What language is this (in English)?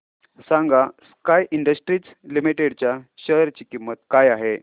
Marathi